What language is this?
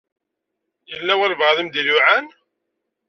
Kabyle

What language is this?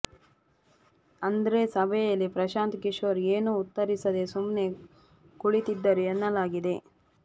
Kannada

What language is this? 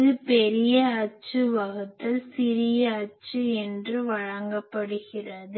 Tamil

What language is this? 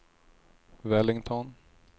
Swedish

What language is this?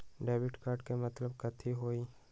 Magahi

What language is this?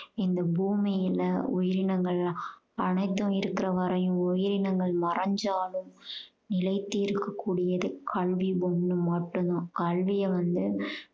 Tamil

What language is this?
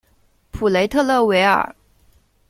Chinese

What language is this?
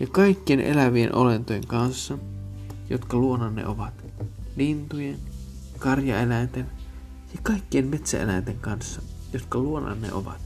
Finnish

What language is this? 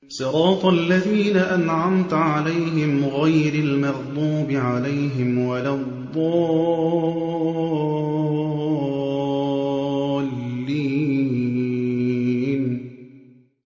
Arabic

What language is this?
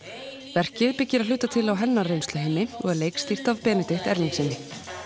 Icelandic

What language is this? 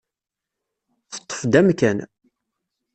Kabyle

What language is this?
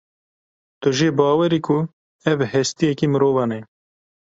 Kurdish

